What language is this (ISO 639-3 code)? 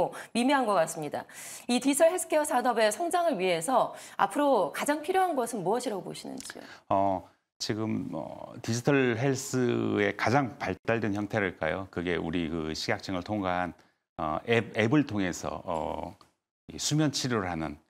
kor